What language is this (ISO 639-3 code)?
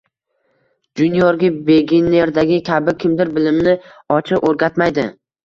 uzb